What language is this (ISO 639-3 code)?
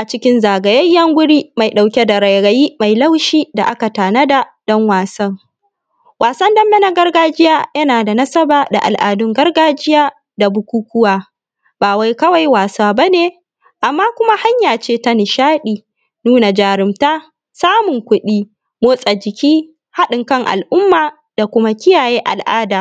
hau